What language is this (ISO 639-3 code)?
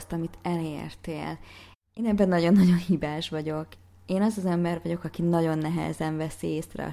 hun